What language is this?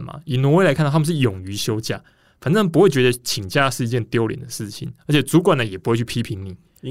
Chinese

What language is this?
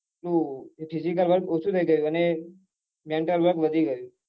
Gujarati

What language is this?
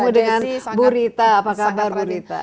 Indonesian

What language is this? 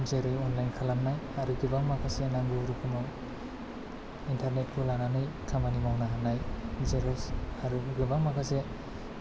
Bodo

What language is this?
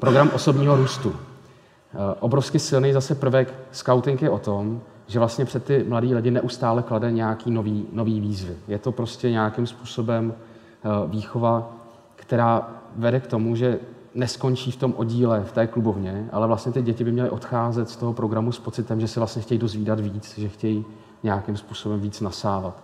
Czech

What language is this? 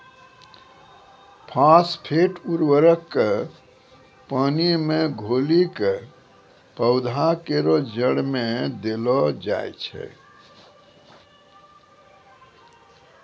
Maithili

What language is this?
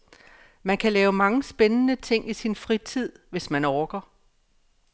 Danish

